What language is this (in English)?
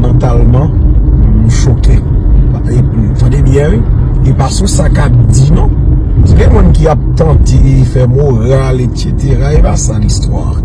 French